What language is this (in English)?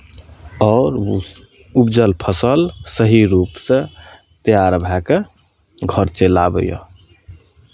Maithili